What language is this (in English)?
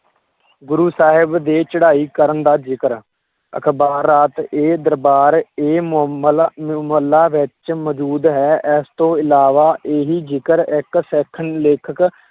Punjabi